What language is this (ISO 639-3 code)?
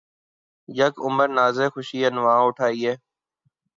urd